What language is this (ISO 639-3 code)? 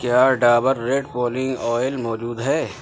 urd